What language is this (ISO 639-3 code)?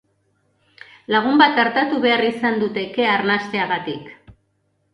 eus